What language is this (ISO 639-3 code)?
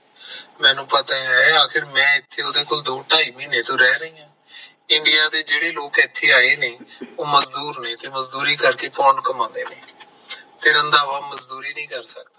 pan